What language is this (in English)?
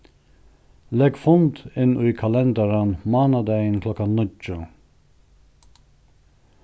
Faroese